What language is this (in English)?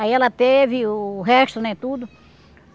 Portuguese